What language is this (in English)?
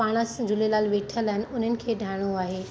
Sindhi